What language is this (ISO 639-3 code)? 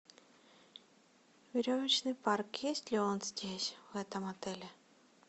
rus